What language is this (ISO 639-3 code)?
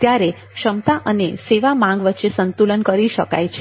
guj